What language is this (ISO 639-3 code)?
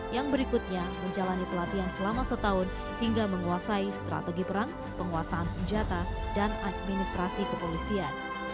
ind